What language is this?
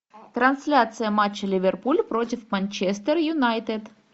Russian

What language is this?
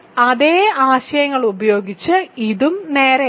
Malayalam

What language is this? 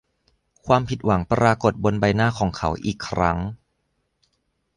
Thai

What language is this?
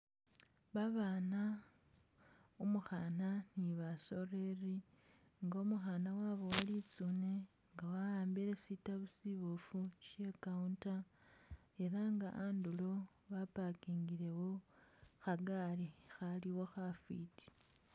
Masaaba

